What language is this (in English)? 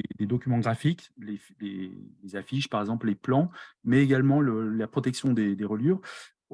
French